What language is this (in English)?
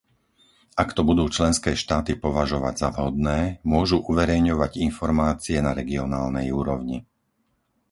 Slovak